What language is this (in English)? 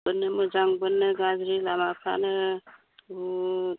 Bodo